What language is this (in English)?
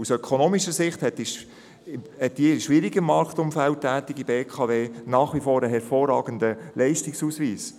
Swiss German